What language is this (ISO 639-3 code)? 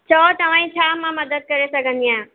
snd